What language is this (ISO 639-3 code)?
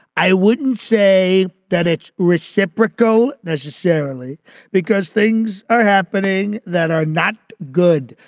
eng